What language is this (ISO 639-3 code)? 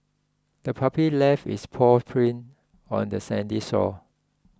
eng